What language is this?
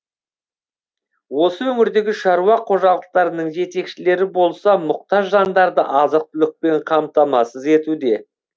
Kazakh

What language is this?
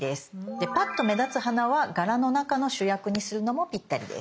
Japanese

